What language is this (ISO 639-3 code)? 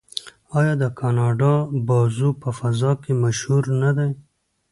pus